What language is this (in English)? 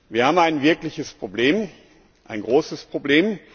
German